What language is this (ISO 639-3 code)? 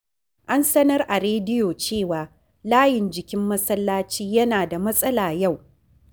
hau